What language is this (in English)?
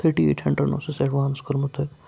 Kashmiri